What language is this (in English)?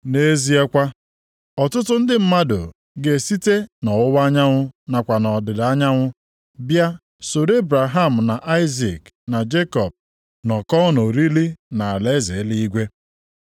Igbo